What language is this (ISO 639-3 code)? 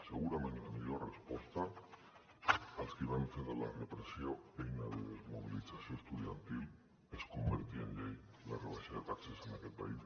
cat